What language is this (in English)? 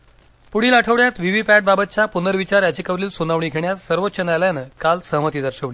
Marathi